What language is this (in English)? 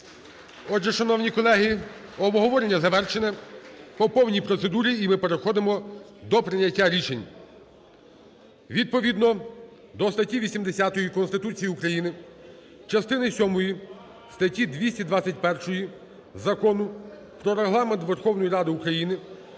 Ukrainian